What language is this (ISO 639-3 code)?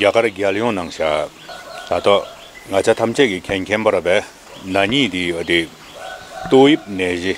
kor